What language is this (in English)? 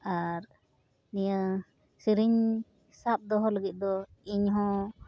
Santali